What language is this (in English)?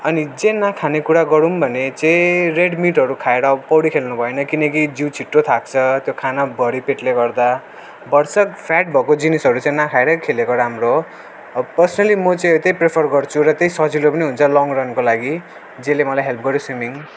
Nepali